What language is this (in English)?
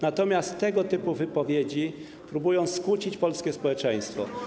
Polish